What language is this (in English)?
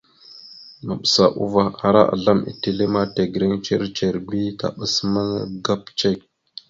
Mada (Cameroon)